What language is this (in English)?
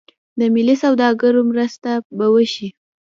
Pashto